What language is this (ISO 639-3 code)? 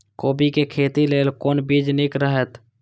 mai